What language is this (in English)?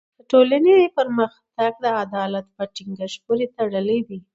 Pashto